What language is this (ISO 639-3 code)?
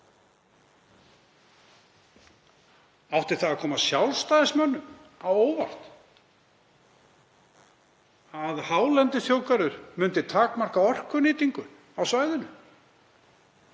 isl